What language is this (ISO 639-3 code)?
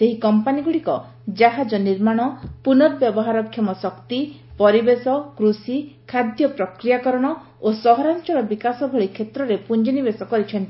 ori